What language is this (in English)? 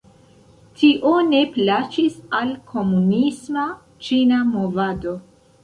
Esperanto